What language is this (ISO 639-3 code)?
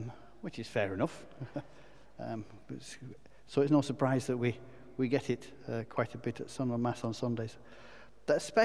eng